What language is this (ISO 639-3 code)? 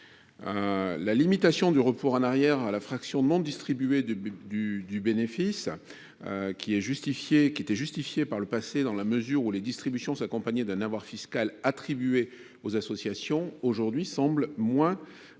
fra